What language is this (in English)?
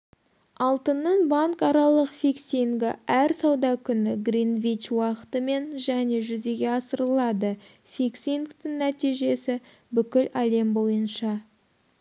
Kazakh